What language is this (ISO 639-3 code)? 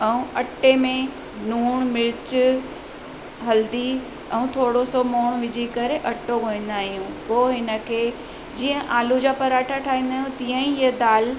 snd